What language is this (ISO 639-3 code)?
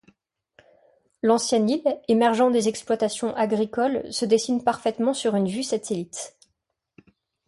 fra